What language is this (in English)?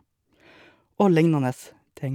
Norwegian